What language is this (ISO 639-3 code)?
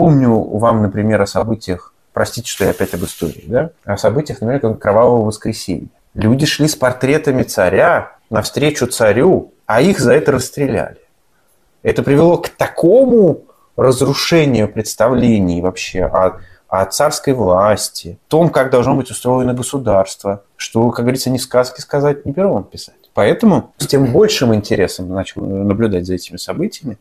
rus